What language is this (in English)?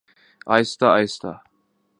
Urdu